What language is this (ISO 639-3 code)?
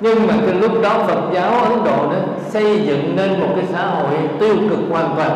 vie